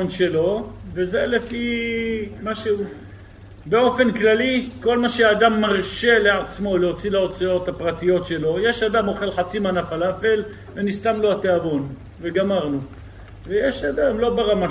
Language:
Hebrew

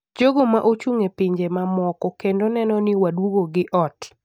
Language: Luo (Kenya and Tanzania)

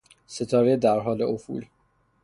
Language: Persian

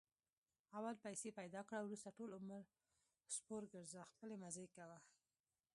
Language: Pashto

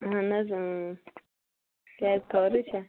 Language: Kashmiri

